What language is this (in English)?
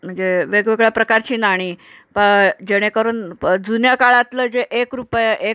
Marathi